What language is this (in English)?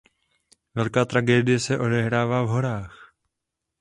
Czech